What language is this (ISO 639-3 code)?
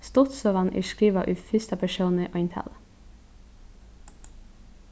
fao